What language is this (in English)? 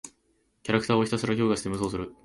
Japanese